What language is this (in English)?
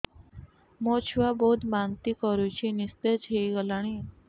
Odia